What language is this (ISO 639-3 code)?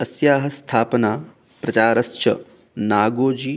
san